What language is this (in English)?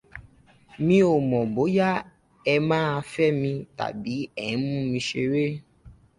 Yoruba